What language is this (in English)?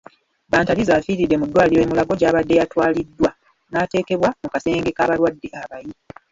Ganda